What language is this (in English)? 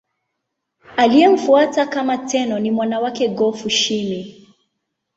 Swahili